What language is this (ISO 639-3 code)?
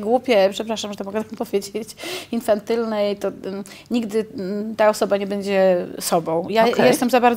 pol